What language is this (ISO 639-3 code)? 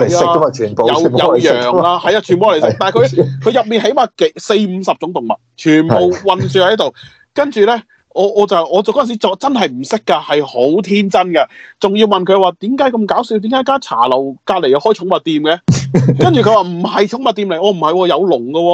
zho